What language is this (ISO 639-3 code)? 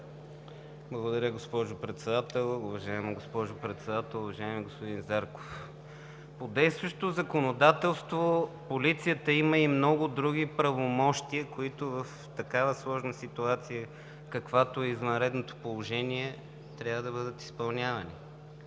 bul